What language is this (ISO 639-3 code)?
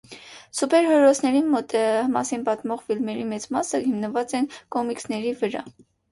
hye